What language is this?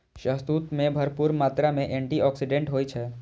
Maithili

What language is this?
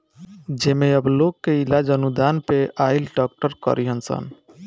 Bhojpuri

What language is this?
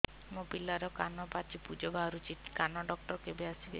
Odia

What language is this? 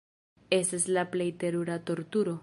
Esperanto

